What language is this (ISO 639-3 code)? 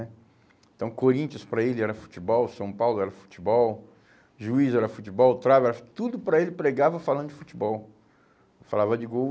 por